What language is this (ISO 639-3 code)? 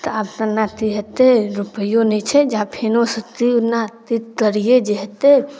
mai